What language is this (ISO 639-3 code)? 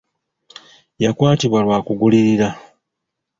lug